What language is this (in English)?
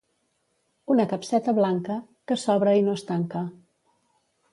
Catalan